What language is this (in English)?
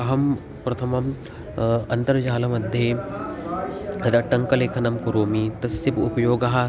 Sanskrit